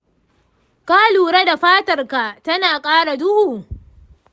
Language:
Hausa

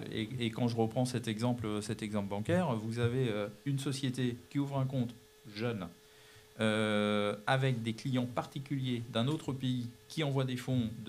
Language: French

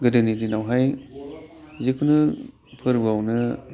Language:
Bodo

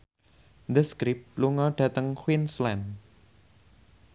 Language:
Javanese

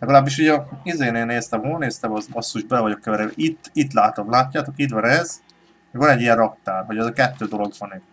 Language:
Hungarian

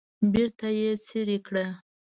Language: Pashto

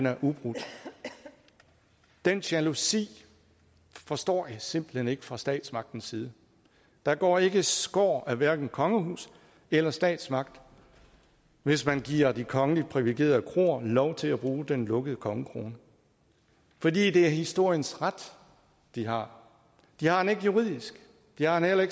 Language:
Danish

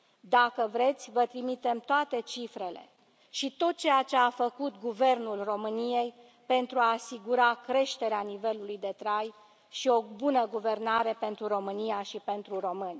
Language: Romanian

